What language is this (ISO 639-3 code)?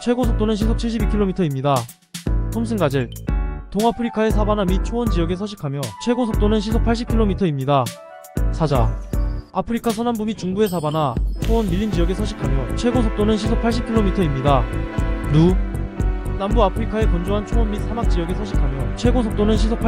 kor